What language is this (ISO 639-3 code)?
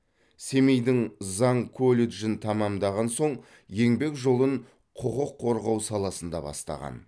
kaz